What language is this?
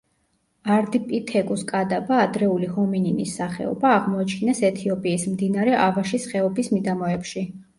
Georgian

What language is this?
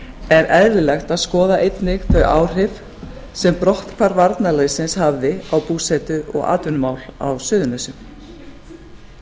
Icelandic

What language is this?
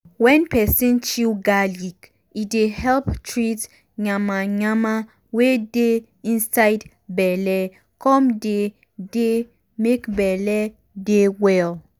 Nigerian Pidgin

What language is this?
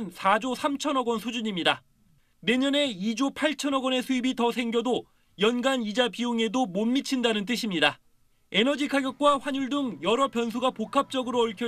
Korean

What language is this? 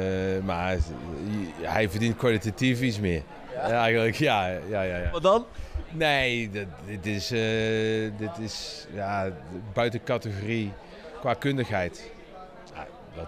Dutch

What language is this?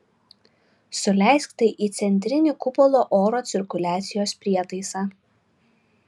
Lithuanian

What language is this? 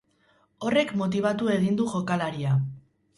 Basque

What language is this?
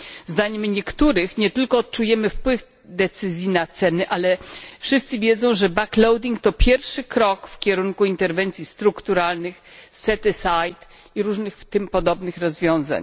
Polish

